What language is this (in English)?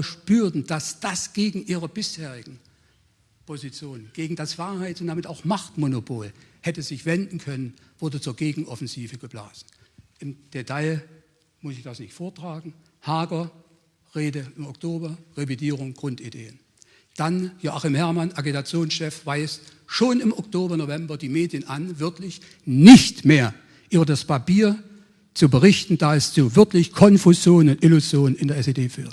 German